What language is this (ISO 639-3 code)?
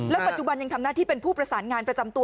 tha